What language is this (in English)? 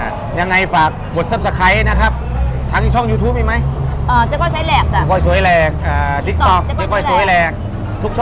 Thai